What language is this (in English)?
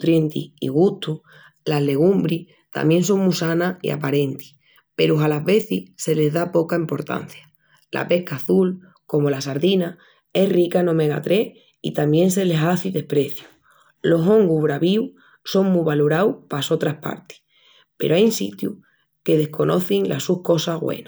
Extremaduran